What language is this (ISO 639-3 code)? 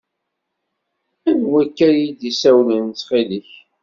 kab